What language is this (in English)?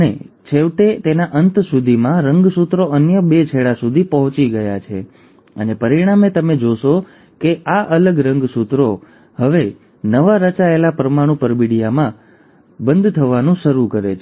Gujarati